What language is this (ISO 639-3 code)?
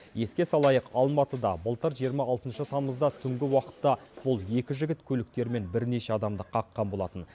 kaz